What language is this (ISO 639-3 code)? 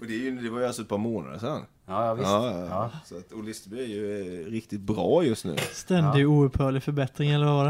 swe